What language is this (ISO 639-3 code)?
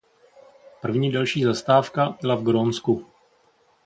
ces